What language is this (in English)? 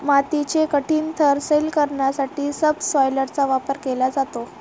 Marathi